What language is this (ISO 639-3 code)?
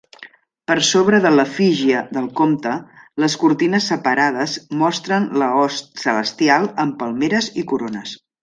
cat